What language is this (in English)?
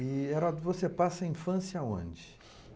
Portuguese